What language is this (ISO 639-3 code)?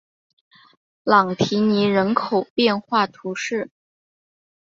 zho